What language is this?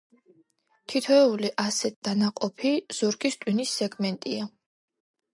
Georgian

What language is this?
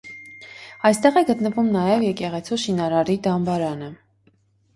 Armenian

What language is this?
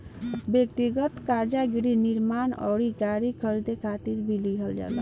Bhojpuri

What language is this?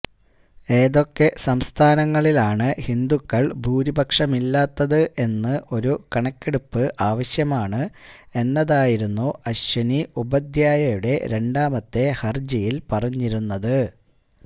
Malayalam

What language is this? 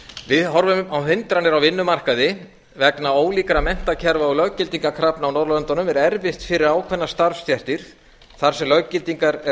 Icelandic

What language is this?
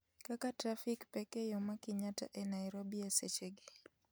Luo (Kenya and Tanzania)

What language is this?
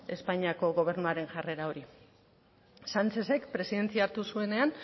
Basque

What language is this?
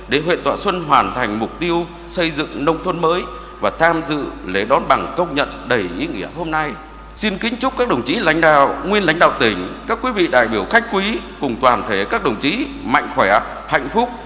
Vietnamese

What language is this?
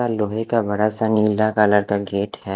Hindi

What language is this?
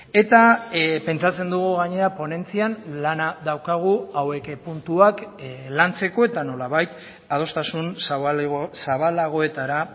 Basque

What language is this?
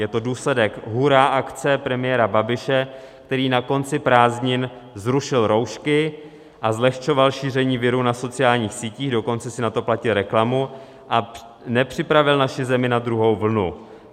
Czech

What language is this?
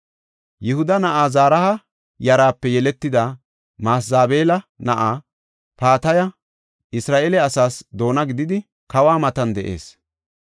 Gofa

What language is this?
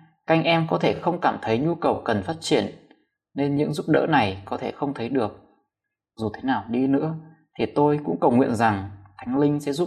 Vietnamese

